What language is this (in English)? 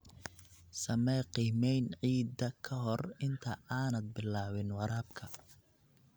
Somali